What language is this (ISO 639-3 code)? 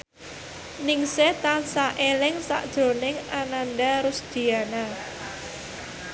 jav